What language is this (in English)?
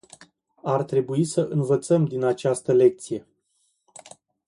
Romanian